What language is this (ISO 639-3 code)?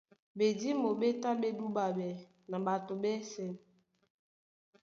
dua